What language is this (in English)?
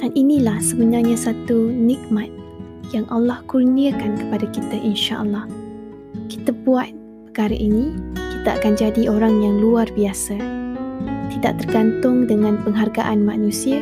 Malay